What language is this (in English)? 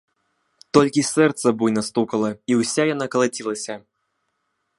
Belarusian